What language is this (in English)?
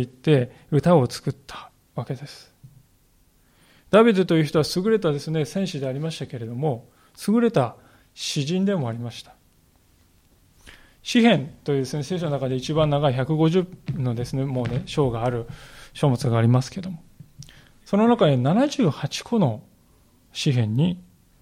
Japanese